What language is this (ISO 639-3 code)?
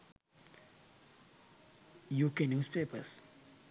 sin